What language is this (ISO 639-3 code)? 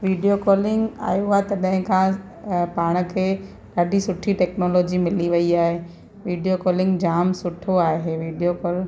snd